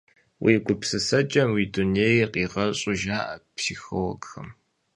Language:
Kabardian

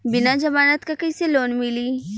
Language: Bhojpuri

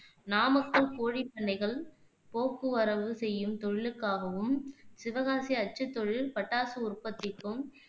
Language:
Tamil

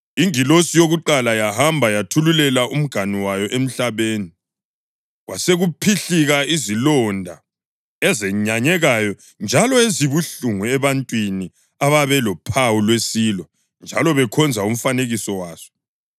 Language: North Ndebele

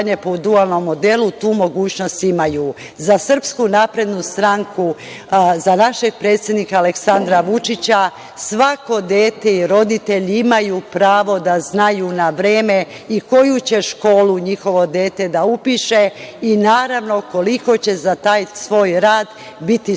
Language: Serbian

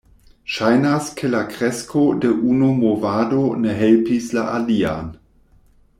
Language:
Esperanto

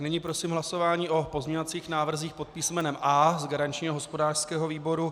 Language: Czech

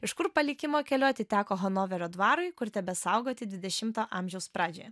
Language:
Lithuanian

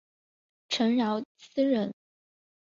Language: Chinese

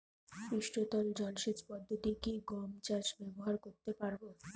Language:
Bangla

